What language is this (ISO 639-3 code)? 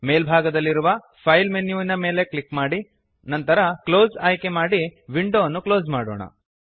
kan